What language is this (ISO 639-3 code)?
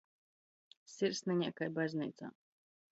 ltg